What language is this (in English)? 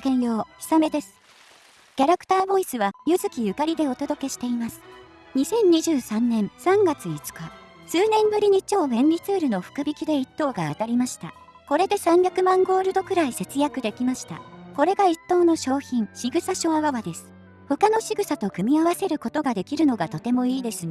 Japanese